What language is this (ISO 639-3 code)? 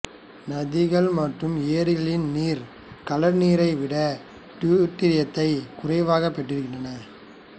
tam